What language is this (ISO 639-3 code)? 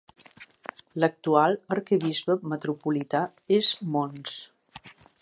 cat